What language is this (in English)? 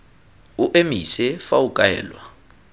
Tswana